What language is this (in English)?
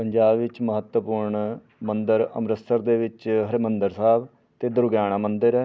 Punjabi